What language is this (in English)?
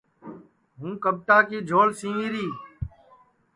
Sansi